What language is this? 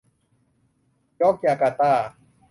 Thai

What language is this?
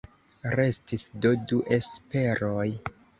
Esperanto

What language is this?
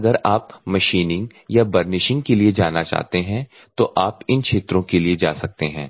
Hindi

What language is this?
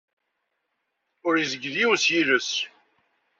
Kabyle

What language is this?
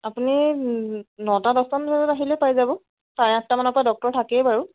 Assamese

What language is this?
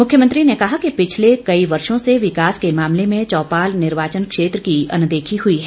Hindi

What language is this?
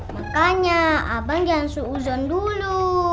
Indonesian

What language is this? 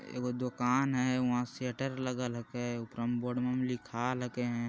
Magahi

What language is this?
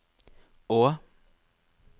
Norwegian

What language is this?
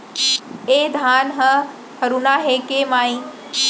Chhattisgarhi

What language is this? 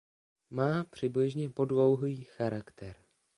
Czech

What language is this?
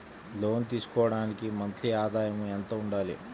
Telugu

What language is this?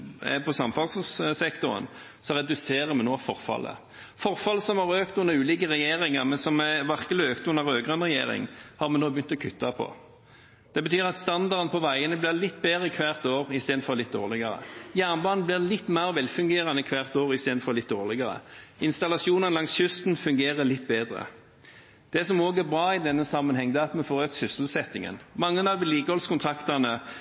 Norwegian Bokmål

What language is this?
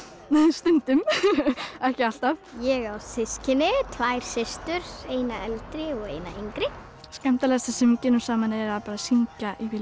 Icelandic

